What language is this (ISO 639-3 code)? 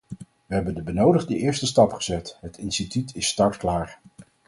nld